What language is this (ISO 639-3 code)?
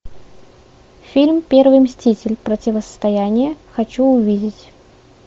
rus